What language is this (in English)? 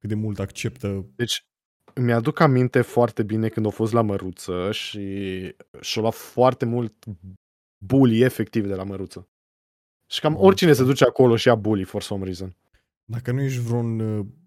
Romanian